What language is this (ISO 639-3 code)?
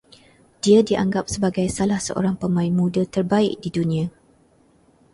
msa